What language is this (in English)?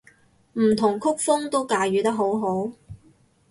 Cantonese